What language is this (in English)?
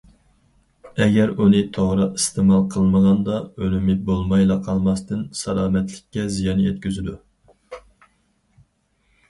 Uyghur